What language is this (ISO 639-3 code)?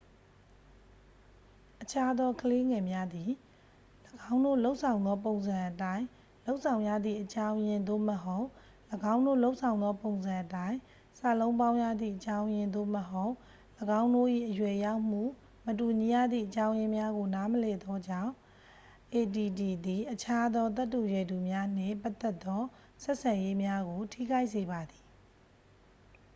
mya